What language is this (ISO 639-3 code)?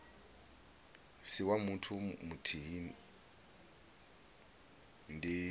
ven